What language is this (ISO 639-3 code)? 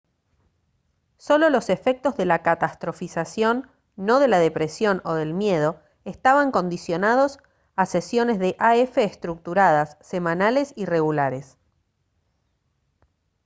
spa